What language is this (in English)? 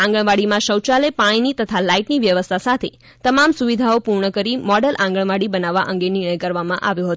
Gujarati